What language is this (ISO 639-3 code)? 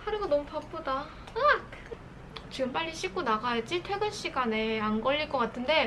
kor